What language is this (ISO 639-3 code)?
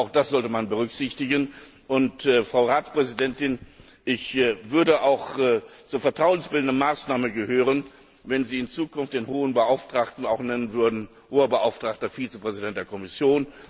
deu